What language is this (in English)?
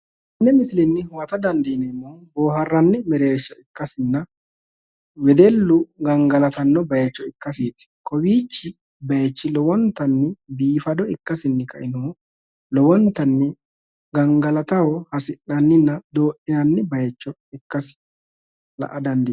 Sidamo